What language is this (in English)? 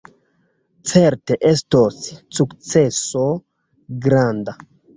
Esperanto